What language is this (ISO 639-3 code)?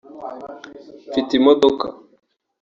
kin